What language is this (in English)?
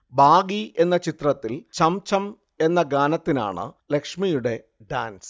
Malayalam